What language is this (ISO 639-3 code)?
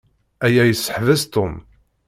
kab